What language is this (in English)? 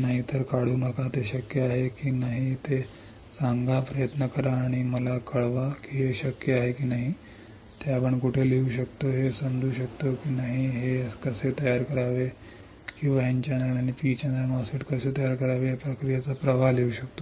Marathi